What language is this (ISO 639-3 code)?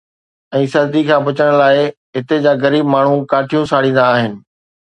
snd